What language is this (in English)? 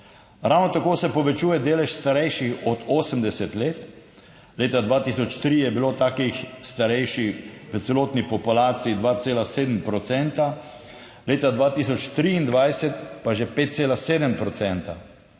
Slovenian